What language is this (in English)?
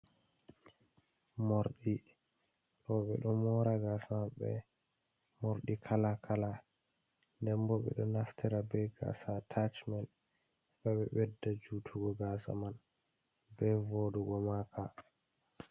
Fula